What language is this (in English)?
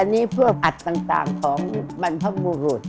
Thai